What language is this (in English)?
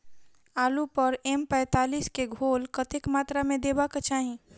Maithili